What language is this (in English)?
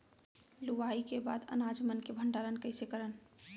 Chhattisgarhi